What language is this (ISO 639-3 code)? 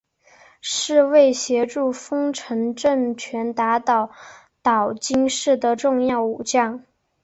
zho